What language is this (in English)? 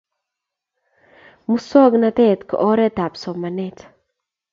Kalenjin